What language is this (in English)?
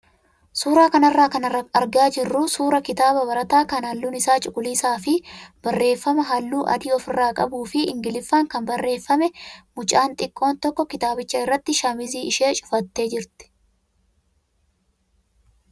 Oromo